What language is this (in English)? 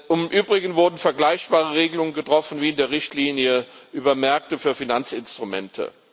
German